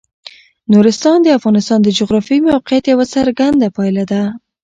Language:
Pashto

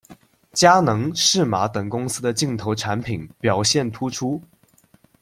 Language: Chinese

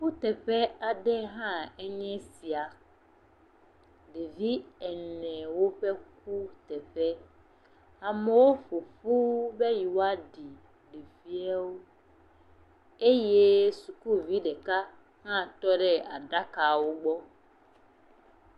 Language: Ewe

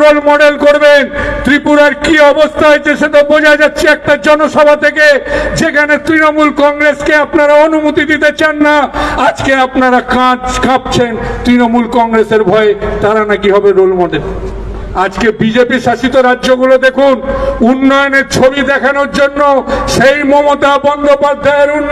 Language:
Hindi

